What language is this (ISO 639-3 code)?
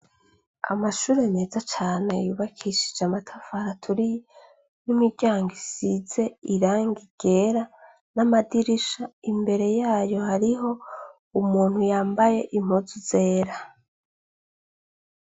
run